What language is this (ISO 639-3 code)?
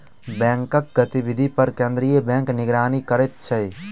mai